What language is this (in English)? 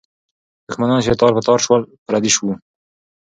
Pashto